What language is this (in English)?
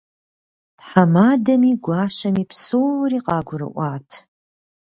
Kabardian